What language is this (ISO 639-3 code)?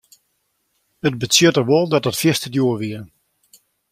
fry